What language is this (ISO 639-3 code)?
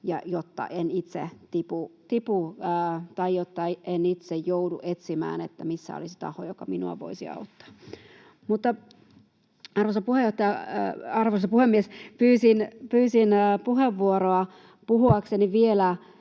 fin